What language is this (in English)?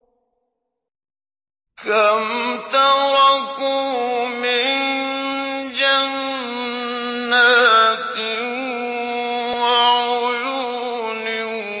Arabic